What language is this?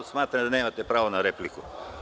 Serbian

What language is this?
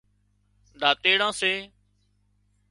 Wadiyara Koli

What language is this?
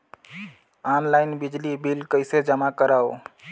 Chhattisgarhi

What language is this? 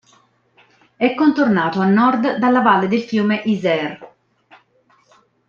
Italian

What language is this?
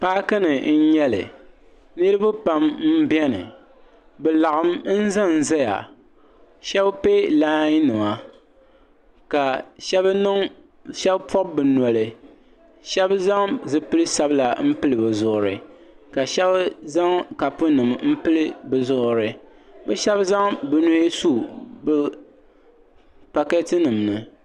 Dagbani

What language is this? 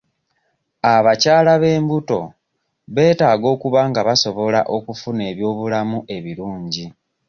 Ganda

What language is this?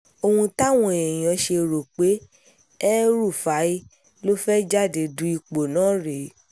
Yoruba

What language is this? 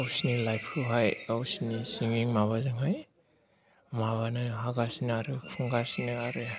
Bodo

